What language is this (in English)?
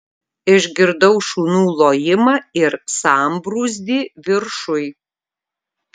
Lithuanian